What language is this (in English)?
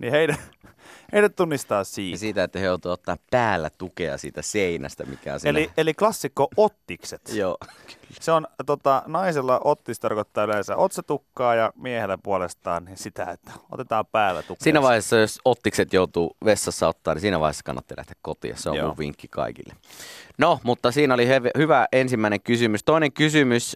Finnish